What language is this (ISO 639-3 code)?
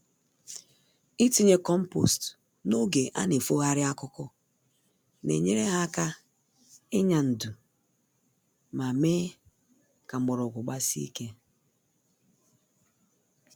ibo